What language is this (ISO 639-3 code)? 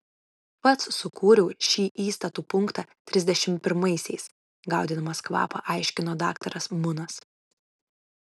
lit